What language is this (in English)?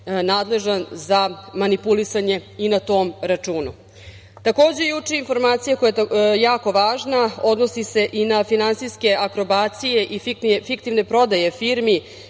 Serbian